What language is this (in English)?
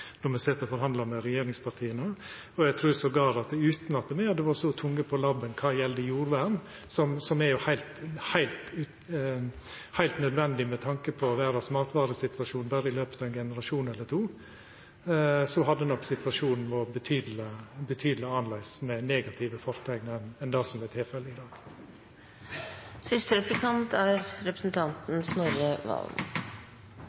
Norwegian